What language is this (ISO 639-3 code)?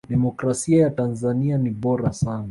swa